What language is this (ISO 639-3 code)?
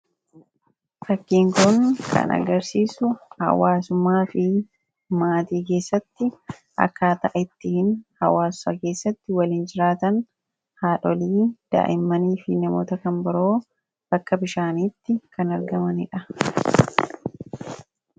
orm